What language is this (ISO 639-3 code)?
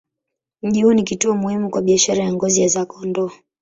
swa